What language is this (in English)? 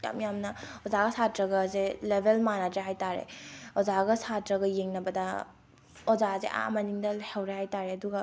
Manipuri